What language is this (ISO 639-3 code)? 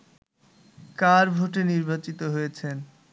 ben